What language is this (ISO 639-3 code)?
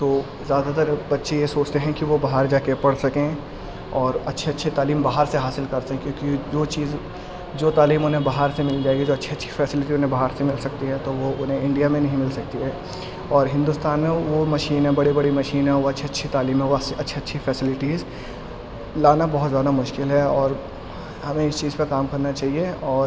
urd